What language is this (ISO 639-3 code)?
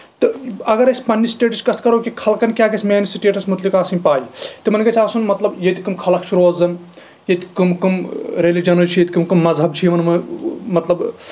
kas